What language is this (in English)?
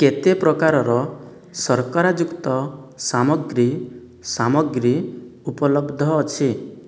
Odia